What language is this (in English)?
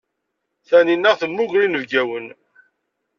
Kabyle